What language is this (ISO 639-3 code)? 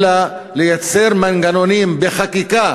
heb